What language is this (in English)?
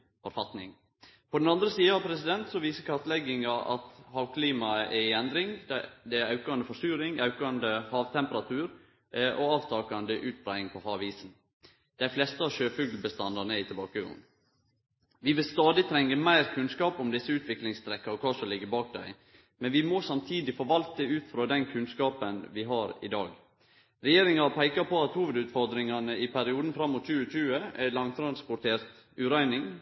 Norwegian Nynorsk